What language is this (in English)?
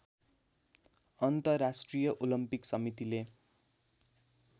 Nepali